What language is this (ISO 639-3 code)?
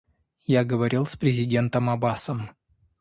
rus